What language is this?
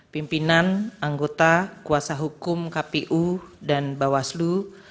Indonesian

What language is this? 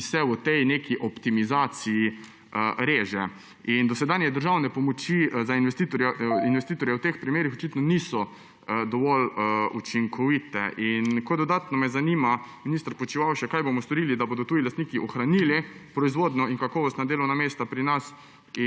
Slovenian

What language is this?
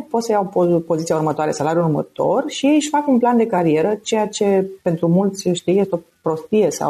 Romanian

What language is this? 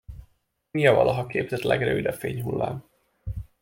Hungarian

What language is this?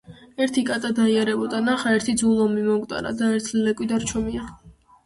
Georgian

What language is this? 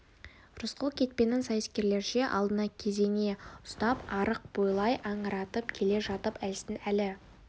Kazakh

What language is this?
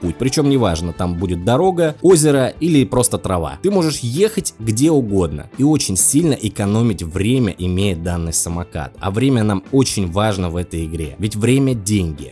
Russian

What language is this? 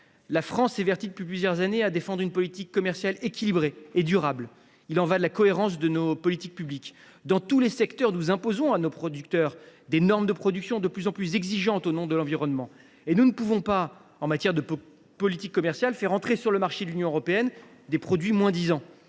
French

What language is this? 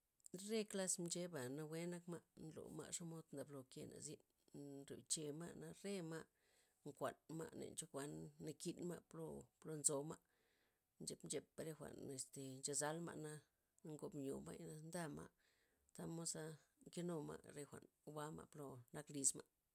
Loxicha Zapotec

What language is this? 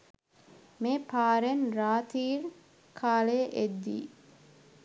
Sinhala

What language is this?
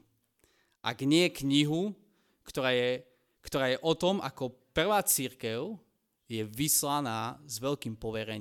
Slovak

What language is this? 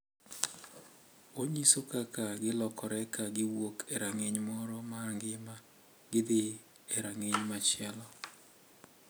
Luo (Kenya and Tanzania)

